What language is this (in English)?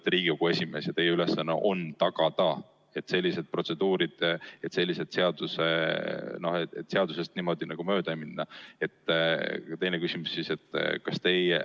Estonian